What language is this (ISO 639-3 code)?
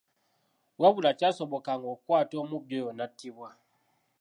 lug